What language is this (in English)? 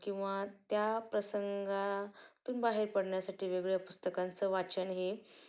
Marathi